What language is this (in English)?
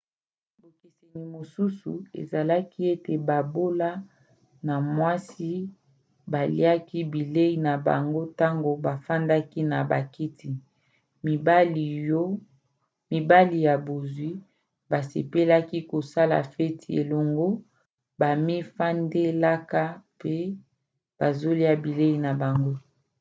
Lingala